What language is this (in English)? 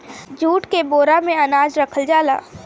Bhojpuri